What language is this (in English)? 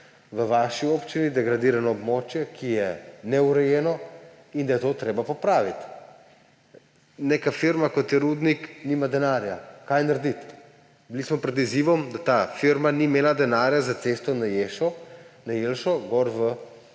Slovenian